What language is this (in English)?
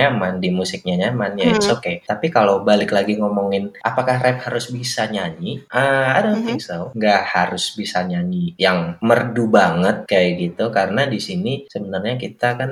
Indonesian